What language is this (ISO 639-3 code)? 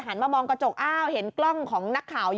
tha